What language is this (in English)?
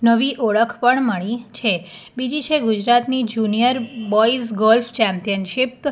Gujarati